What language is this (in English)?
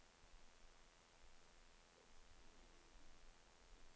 Norwegian